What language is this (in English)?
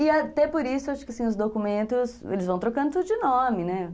Portuguese